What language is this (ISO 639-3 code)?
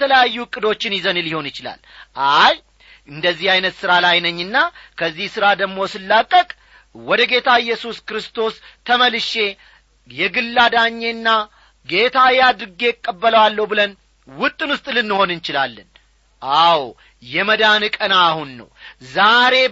amh